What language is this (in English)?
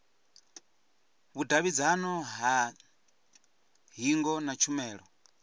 Venda